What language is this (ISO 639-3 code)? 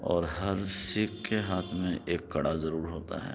urd